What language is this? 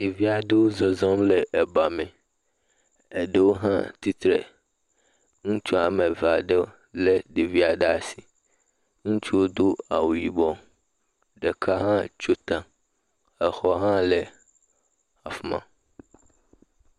Ewe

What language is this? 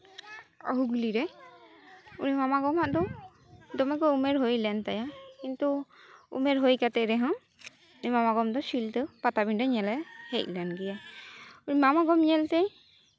Santali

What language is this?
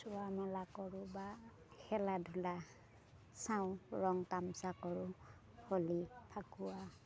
Assamese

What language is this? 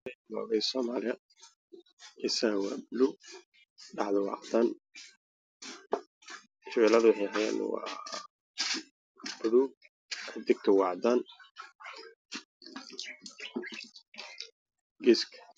Somali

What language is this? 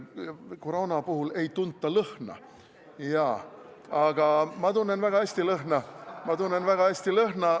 Estonian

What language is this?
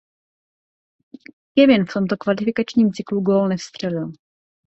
Czech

